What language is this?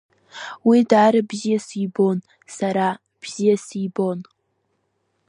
Abkhazian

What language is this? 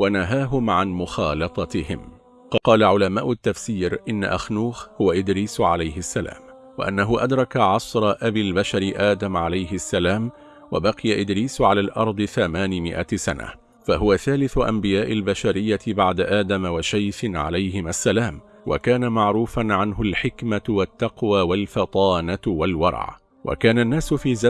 Arabic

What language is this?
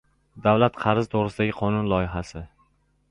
Uzbek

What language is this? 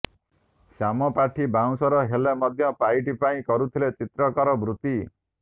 Odia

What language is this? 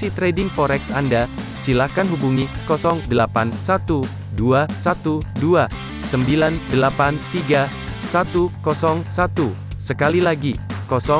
Indonesian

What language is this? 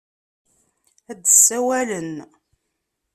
Kabyle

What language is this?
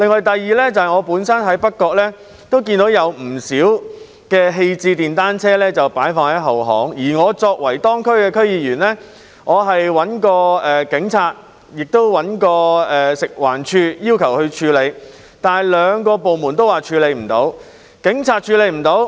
Cantonese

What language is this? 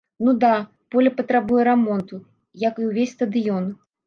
Belarusian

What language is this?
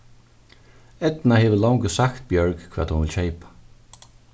Faroese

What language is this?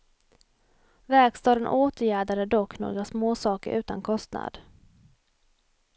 Swedish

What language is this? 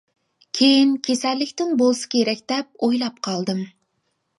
Uyghur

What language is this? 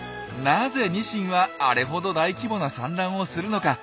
Japanese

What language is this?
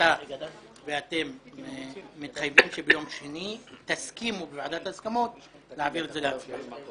Hebrew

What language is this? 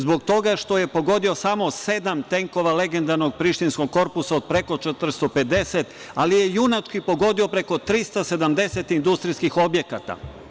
Serbian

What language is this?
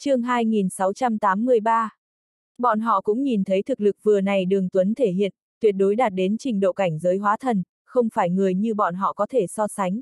Vietnamese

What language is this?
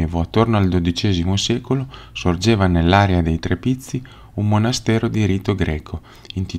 Italian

